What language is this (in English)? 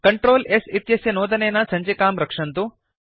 Sanskrit